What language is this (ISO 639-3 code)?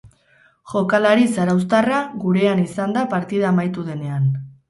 eus